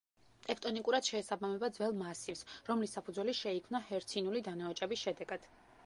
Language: Georgian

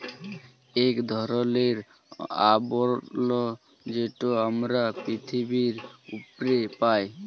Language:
Bangla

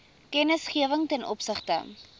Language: Afrikaans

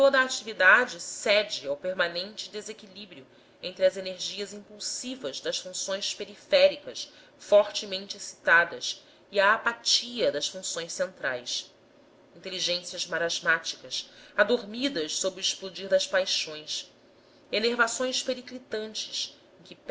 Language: Portuguese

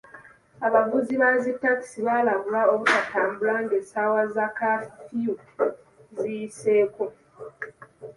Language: Ganda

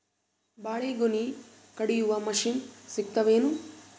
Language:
Kannada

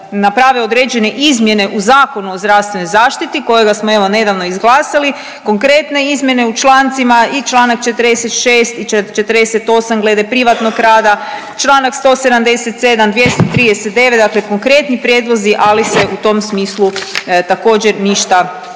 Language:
Croatian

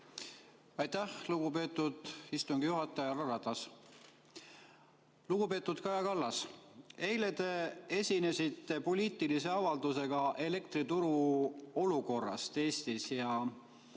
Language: Estonian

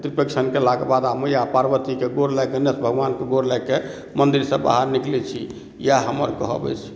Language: Maithili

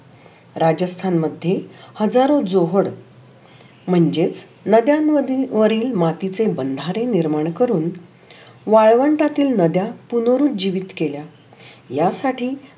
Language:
Marathi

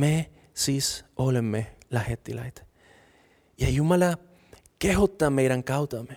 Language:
Finnish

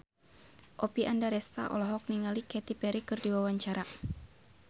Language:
Sundanese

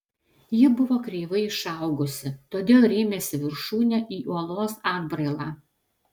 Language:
Lithuanian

